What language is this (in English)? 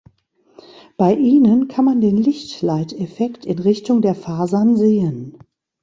German